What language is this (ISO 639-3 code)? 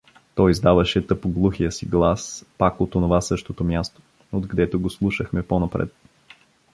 bul